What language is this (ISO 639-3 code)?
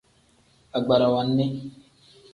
kdh